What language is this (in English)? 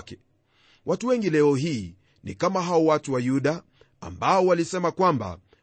Swahili